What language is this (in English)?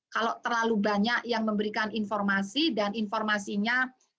Indonesian